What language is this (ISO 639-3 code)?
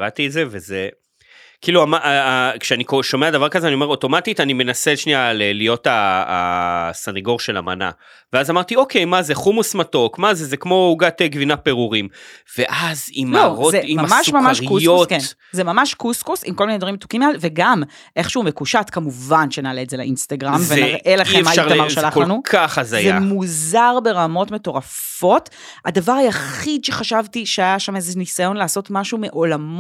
heb